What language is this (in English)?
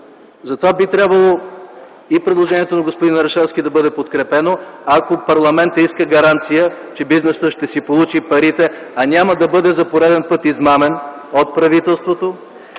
Bulgarian